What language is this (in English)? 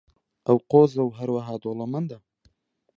Central Kurdish